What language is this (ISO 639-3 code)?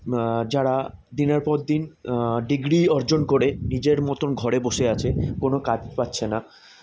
ben